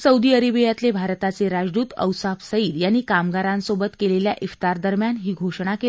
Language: Marathi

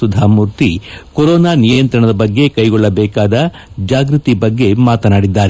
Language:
Kannada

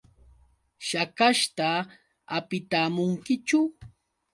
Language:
Yauyos Quechua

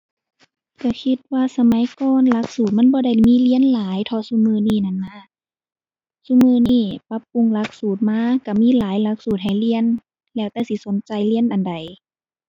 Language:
Thai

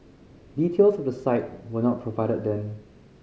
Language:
English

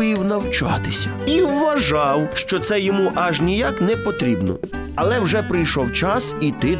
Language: Ukrainian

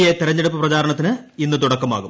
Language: Malayalam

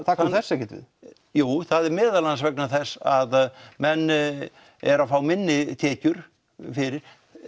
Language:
Icelandic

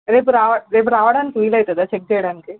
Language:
Telugu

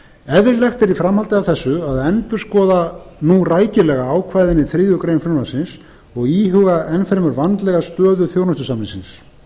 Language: Icelandic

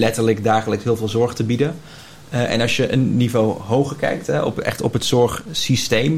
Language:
Dutch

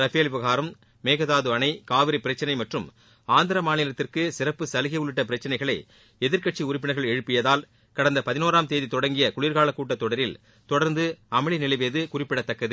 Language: Tamil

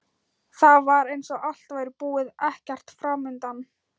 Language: Icelandic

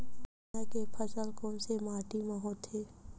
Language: Chhattisgarhi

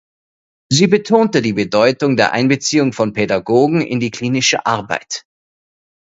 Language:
German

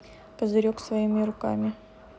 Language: Russian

